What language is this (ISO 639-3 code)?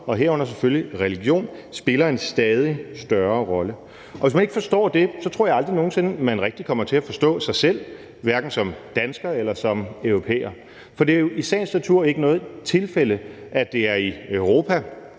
dan